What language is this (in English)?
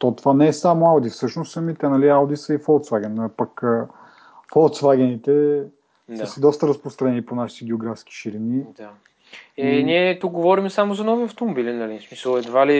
Bulgarian